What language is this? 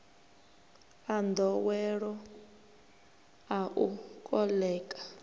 Venda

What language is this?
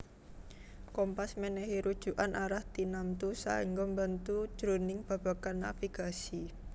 Javanese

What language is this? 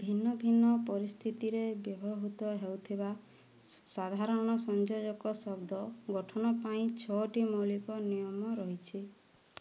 Odia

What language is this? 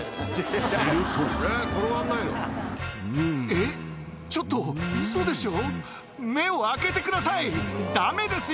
Japanese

